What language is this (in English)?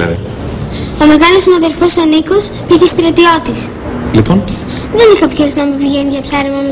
Greek